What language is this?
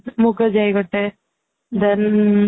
Odia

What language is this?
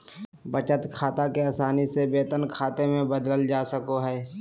Magahi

